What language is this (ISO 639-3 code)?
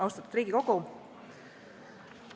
est